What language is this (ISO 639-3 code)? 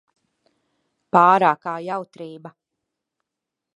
lav